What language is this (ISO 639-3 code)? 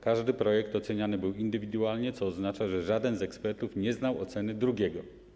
pol